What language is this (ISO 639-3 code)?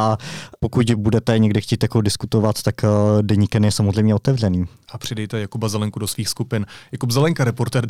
ces